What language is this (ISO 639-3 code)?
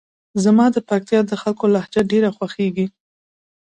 pus